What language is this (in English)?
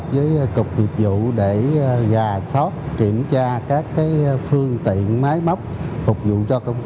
Vietnamese